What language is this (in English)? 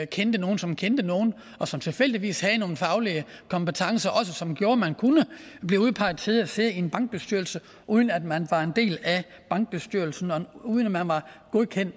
Danish